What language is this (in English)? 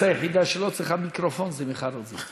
Hebrew